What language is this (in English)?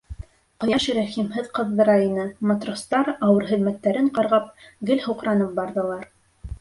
Bashkir